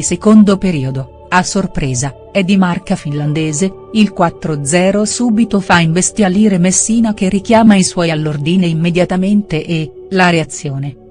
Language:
Italian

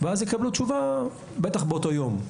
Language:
Hebrew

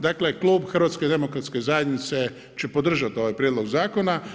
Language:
Croatian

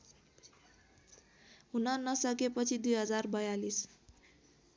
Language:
Nepali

